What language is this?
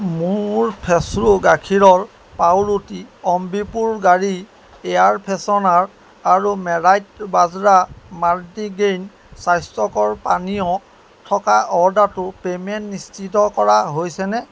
Assamese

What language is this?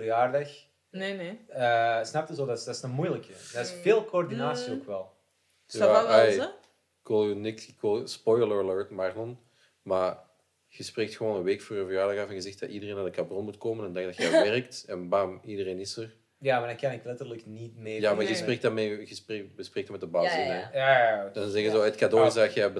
Dutch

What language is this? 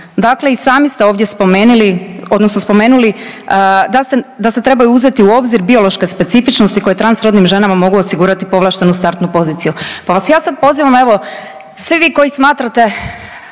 Croatian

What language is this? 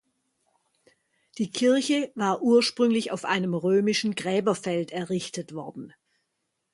German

